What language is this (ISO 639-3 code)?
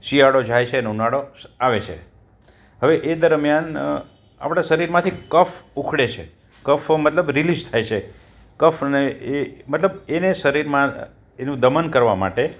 guj